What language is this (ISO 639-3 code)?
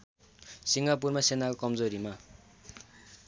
nep